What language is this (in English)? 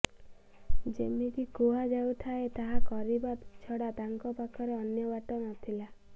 Odia